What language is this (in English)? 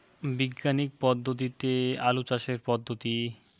Bangla